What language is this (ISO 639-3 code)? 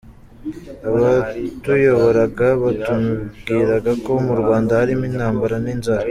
kin